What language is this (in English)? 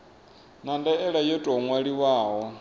Venda